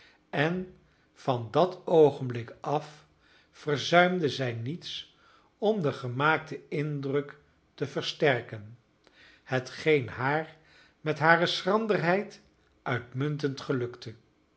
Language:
Dutch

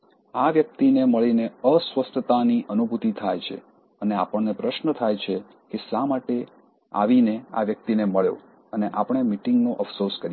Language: Gujarati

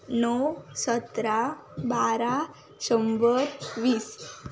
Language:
Konkani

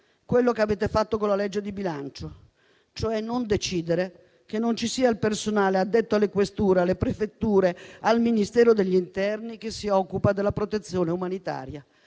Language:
Italian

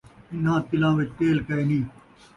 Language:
Saraiki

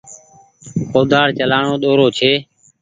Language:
Goaria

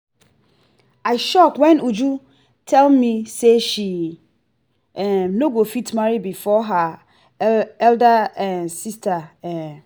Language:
Nigerian Pidgin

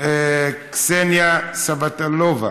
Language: Hebrew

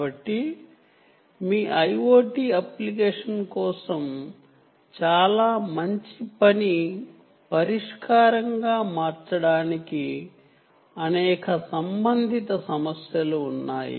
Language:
Telugu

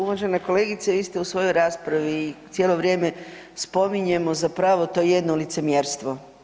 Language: Croatian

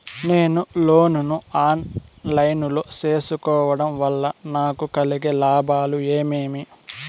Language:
Telugu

